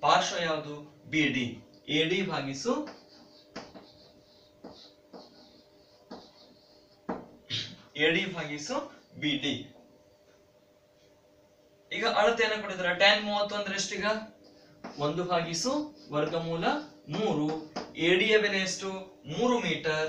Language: Hindi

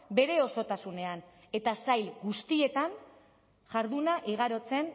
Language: Basque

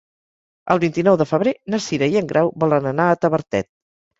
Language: Catalan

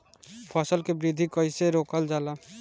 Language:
Bhojpuri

